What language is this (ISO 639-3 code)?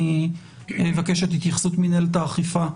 heb